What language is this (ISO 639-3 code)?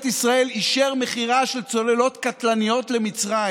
heb